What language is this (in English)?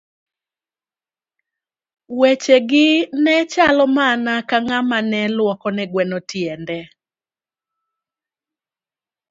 Luo (Kenya and Tanzania)